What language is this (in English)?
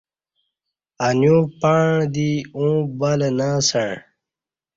Kati